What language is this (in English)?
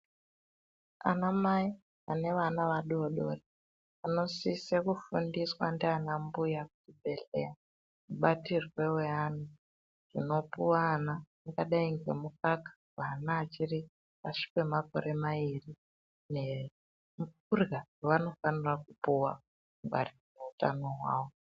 Ndau